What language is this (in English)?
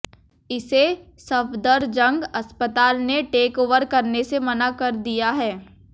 Hindi